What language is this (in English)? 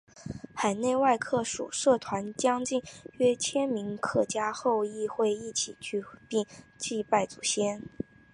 Chinese